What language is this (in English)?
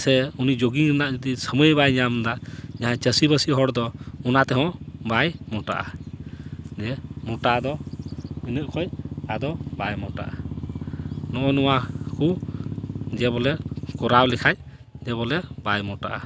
Santali